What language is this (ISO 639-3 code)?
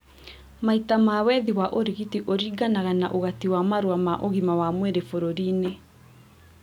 kik